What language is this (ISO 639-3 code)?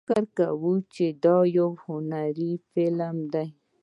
pus